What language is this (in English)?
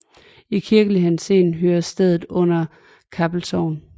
Danish